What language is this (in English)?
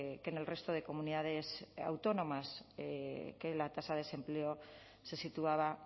Spanish